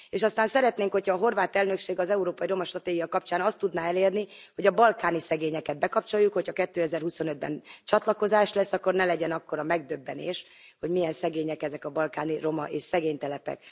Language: Hungarian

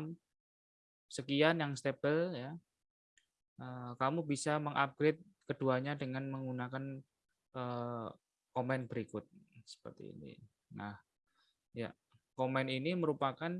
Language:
Indonesian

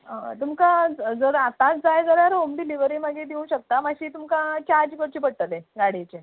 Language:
Konkani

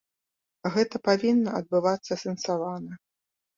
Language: Belarusian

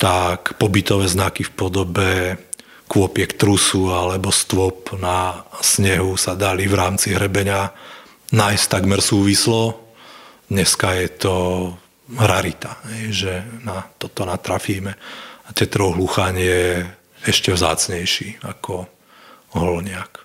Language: Slovak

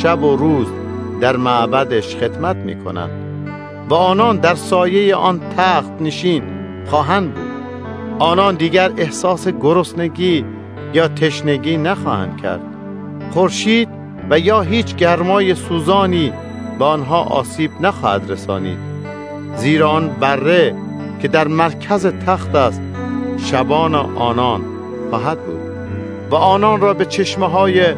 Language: Persian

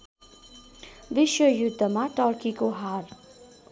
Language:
Nepali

